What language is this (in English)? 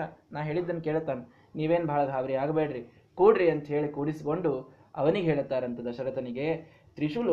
Kannada